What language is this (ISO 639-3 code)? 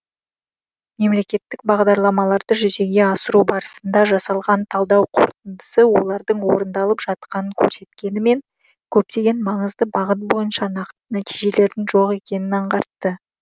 kaz